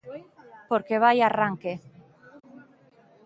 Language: Galician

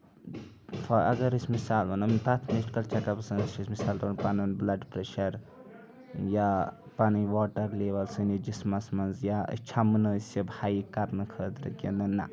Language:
Kashmiri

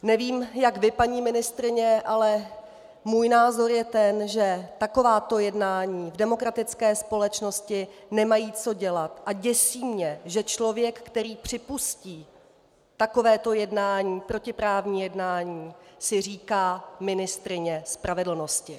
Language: Czech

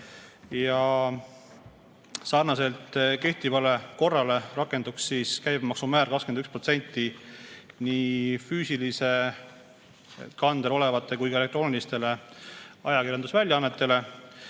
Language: Estonian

